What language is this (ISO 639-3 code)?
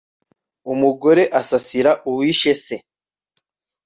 kin